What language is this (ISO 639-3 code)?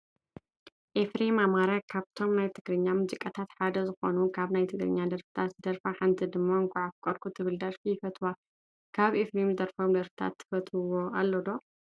tir